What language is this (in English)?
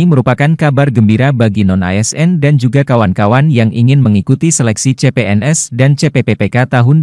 Indonesian